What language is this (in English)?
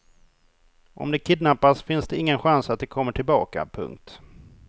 Swedish